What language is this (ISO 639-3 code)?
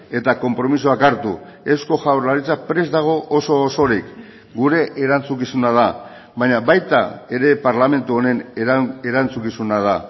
eus